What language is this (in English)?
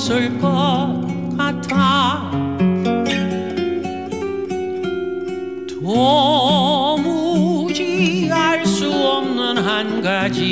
Korean